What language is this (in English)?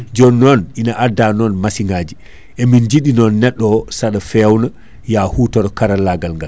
Fula